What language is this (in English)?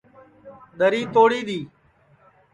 Sansi